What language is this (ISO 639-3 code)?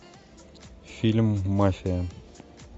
rus